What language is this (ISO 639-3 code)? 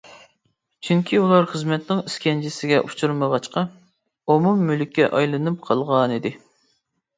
uig